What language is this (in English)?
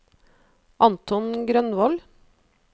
Norwegian